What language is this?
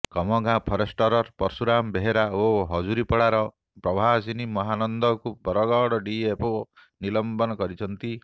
Odia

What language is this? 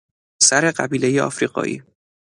Persian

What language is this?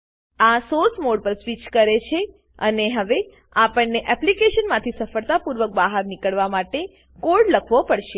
Gujarati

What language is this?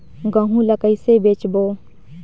Chhattisgarhi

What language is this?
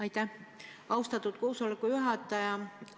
Estonian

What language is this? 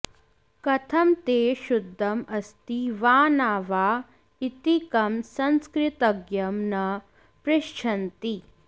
Sanskrit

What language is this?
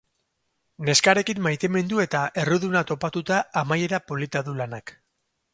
Basque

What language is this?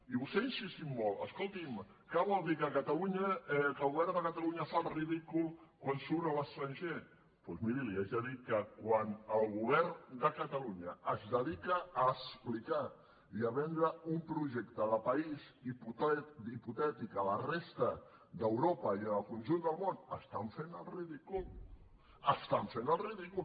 Catalan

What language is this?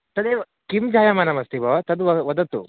Sanskrit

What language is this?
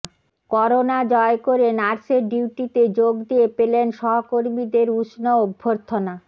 Bangla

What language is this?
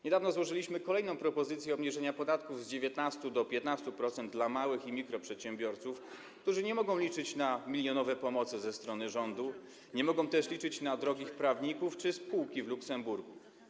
Polish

